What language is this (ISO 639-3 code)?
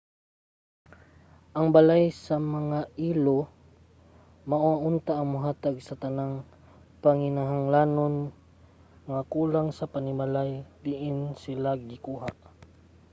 ceb